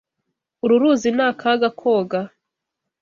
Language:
Kinyarwanda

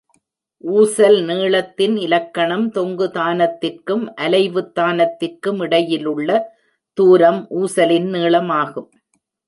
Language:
Tamil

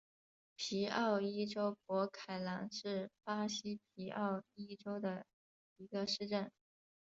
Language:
Chinese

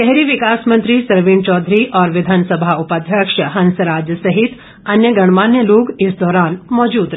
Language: Hindi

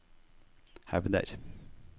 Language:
Norwegian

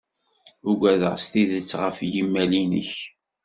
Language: Kabyle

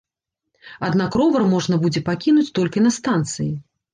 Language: Belarusian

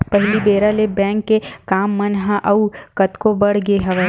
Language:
Chhattisgarhi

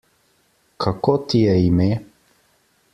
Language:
Slovenian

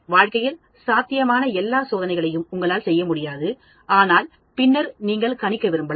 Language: Tamil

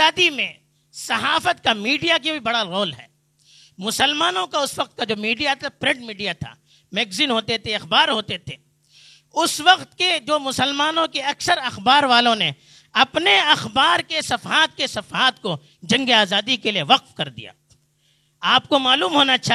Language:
Urdu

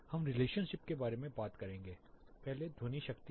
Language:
Hindi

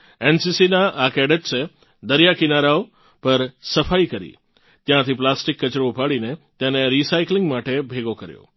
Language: Gujarati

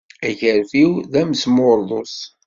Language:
Kabyle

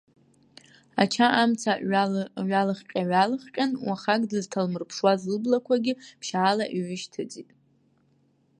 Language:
Abkhazian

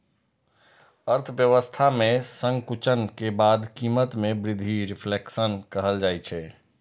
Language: Maithili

